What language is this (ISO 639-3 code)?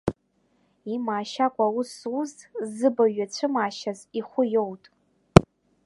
abk